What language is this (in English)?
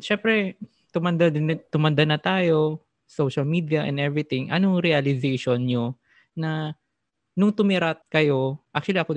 Filipino